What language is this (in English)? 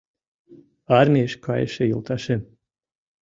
Mari